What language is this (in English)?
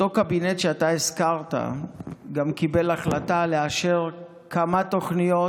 Hebrew